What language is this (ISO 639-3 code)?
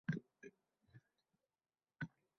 uzb